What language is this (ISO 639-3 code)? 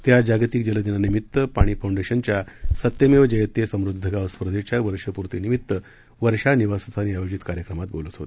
mar